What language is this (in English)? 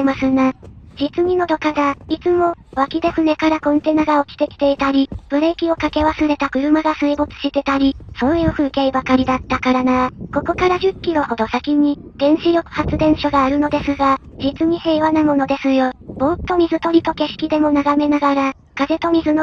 Japanese